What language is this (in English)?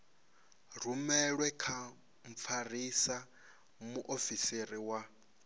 Venda